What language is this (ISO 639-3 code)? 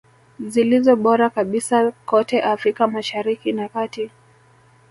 swa